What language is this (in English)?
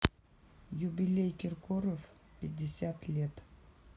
Russian